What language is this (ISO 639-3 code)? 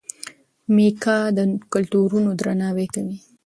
pus